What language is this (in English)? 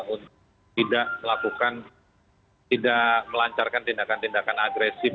Indonesian